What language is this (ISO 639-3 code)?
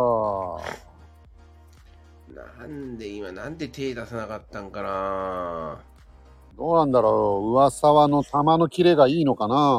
jpn